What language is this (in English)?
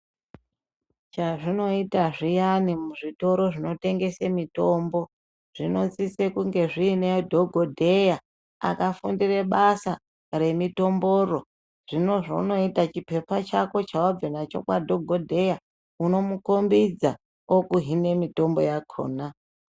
Ndau